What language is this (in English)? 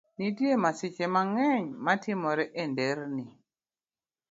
Luo (Kenya and Tanzania)